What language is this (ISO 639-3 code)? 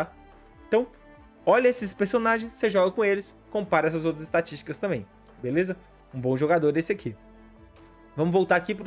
por